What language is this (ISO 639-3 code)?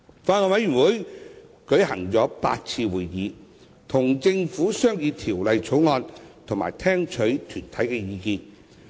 yue